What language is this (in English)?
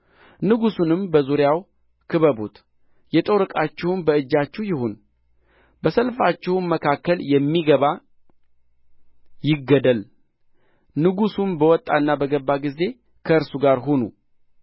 Amharic